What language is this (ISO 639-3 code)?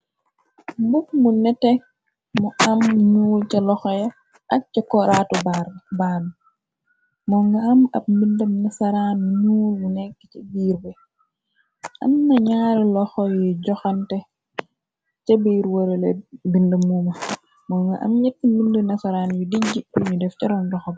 wol